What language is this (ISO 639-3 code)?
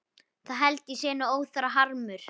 isl